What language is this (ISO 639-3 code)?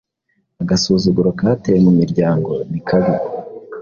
kin